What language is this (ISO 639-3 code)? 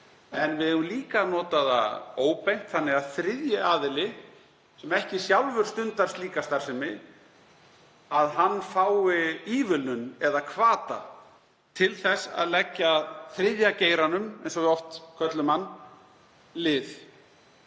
isl